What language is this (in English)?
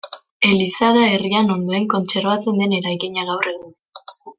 Basque